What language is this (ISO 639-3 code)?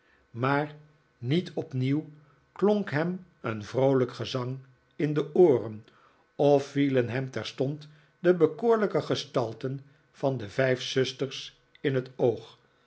nld